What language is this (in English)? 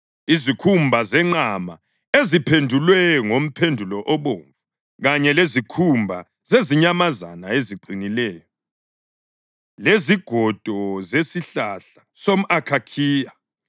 North Ndebele